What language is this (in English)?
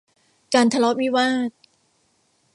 Thai